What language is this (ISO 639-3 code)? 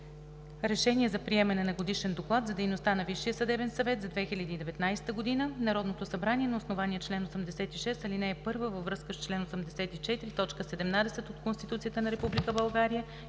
bul